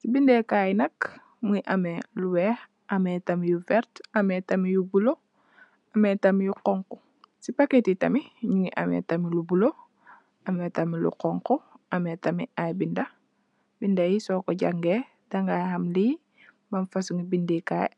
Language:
Wolof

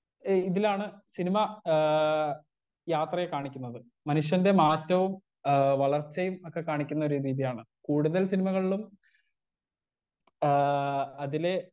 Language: Malayalam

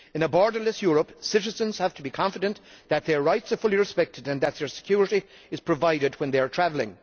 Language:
English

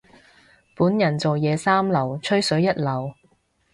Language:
Cantonese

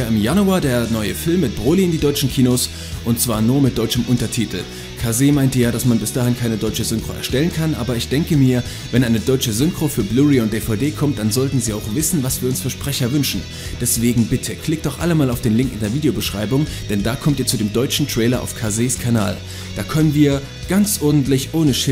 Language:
German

